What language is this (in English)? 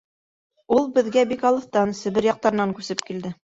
Bashkir